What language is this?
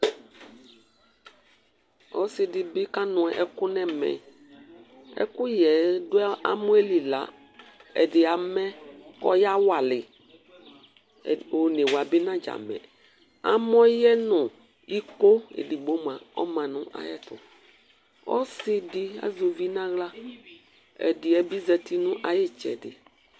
Ikposo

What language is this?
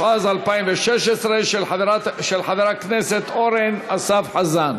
Hebrew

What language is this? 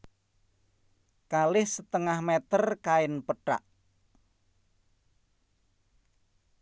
Javanese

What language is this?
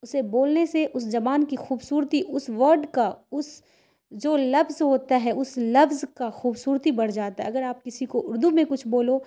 Urdu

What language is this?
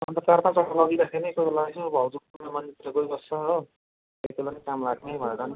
Nepali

